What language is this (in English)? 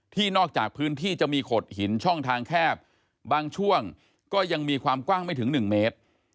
Thai